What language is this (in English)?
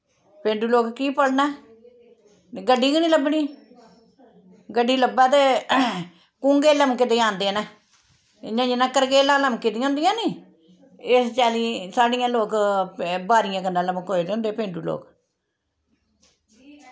Dogri